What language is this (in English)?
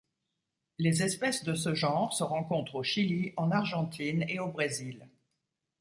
French